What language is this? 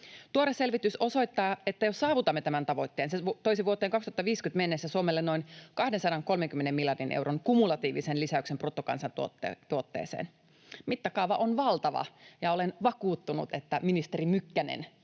Finnish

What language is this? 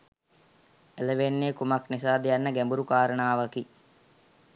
Sinhala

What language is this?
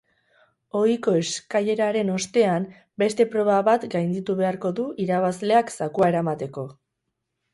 Basque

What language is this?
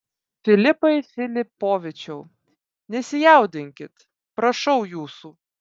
Lithuanian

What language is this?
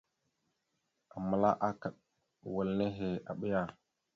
Mada (Cameroon)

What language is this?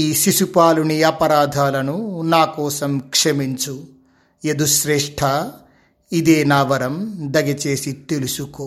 Telugu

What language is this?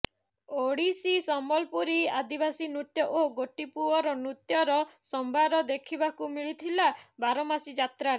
Odia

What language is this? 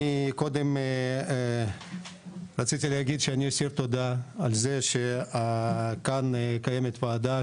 Hebrew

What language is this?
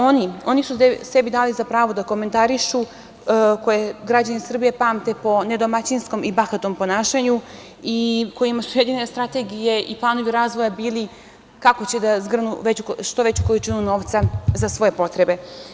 Serbian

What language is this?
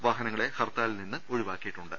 Malayalam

